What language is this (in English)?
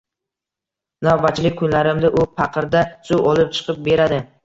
Uzbek